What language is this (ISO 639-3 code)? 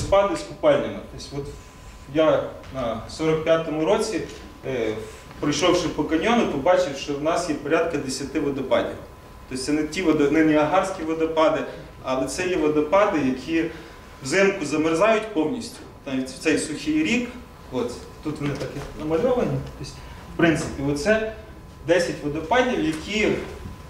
ukr